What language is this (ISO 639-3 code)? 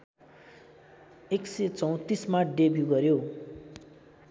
nep